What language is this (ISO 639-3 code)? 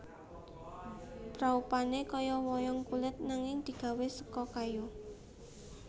jav